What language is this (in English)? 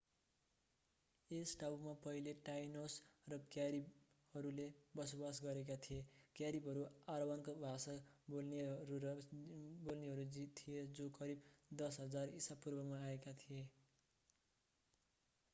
Nepali